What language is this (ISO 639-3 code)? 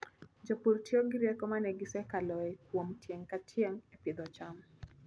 luo